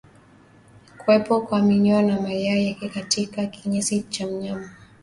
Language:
Swahili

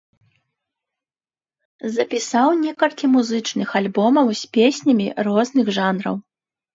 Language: Belarusian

